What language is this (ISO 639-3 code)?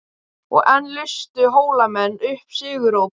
isl